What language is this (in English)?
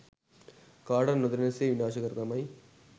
Sinhala